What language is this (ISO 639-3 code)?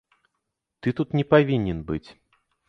bel